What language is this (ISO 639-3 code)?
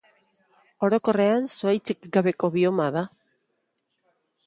eus